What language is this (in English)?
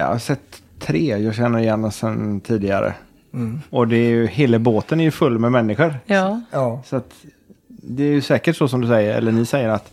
Swedish